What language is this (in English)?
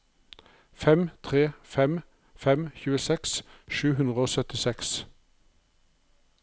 Norwegian